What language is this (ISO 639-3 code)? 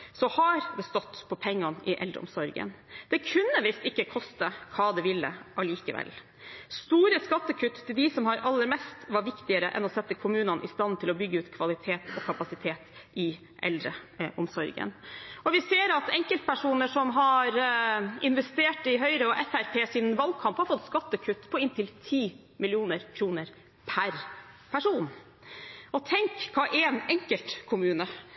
nob